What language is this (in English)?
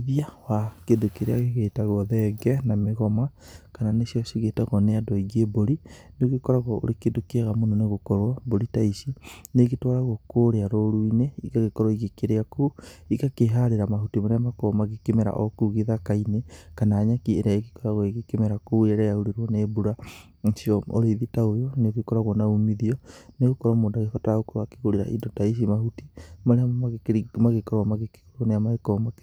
Kikuyu